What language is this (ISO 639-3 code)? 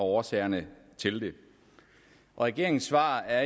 dan